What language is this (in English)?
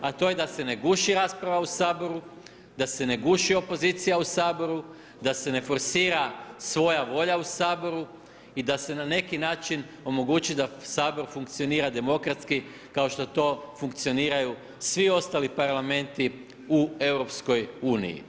Croatian